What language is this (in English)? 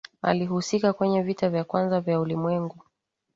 Swahili